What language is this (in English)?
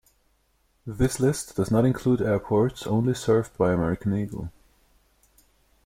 English